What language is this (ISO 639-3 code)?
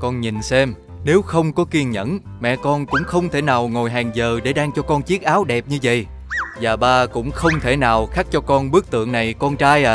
vie